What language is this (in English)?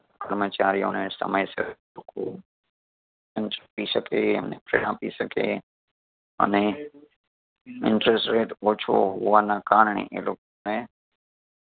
Gujarati